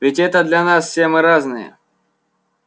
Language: Russian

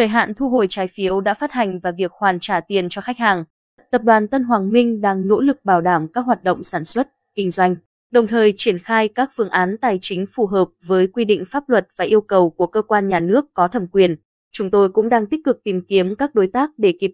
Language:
Vietnamese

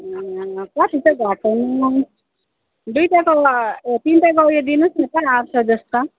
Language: Nepali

